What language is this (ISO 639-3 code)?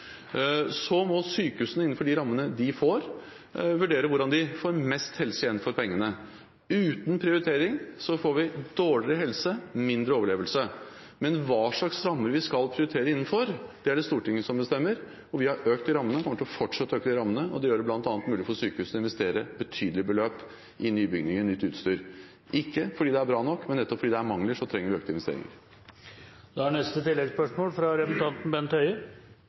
nor